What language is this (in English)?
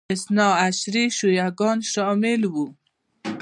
Pashto